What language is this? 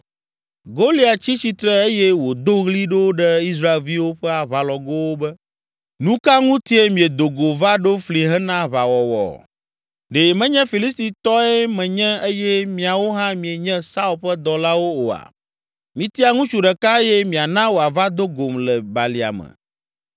Ewe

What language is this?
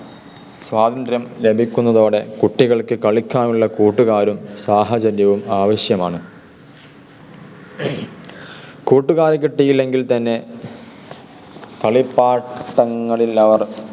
Malayalam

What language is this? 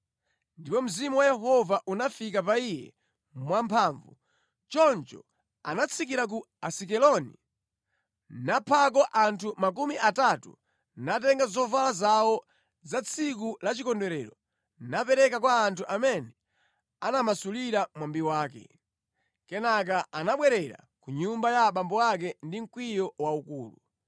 Nyanja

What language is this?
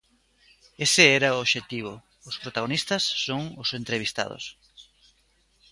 Galician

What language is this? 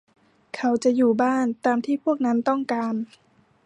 Thai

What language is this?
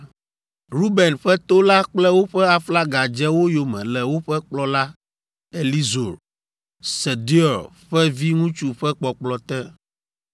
Ewe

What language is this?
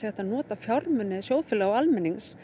Icelandic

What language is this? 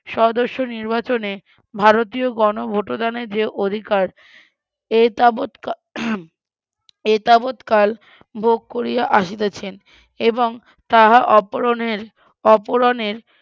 Bangla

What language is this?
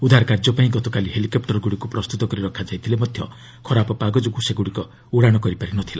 Odia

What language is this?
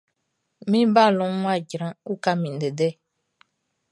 Baoulé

